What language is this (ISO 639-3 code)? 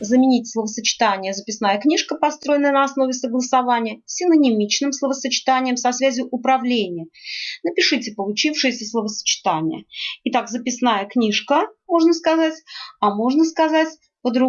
rus